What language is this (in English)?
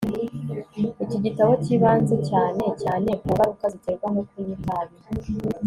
Kinyarwanda